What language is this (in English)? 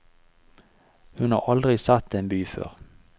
Norwegian